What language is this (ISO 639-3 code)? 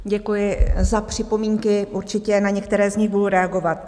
ces